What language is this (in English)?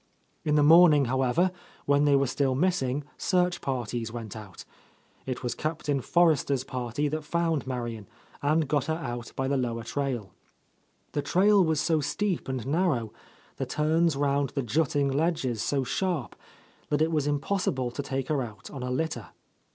English